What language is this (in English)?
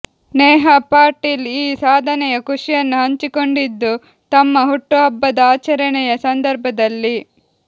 Kannada